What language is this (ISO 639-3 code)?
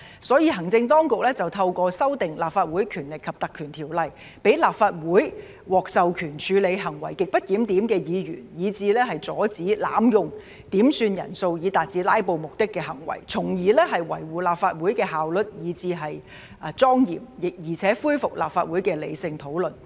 yue